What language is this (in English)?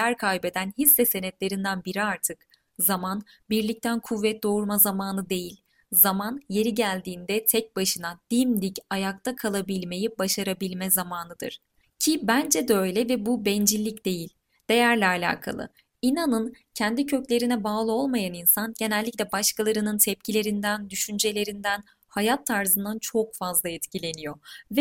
Turkish